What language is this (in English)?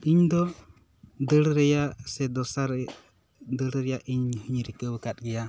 Santali